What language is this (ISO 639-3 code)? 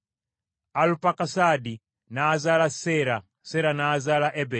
lug